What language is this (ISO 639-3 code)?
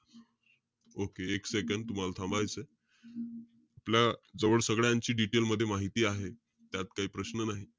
mar